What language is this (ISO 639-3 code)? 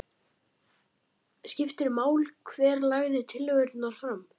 isl